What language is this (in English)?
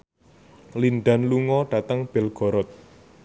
Javanese